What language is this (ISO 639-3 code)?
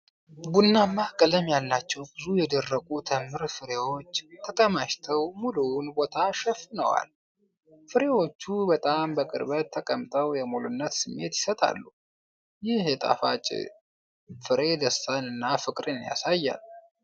amh